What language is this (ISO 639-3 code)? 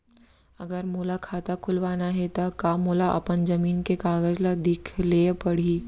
hne